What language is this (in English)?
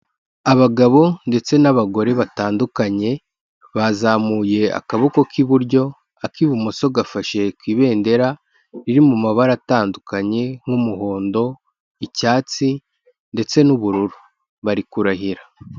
Kinyarwanda